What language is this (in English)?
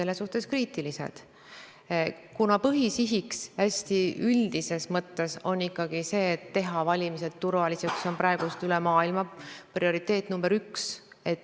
Estonian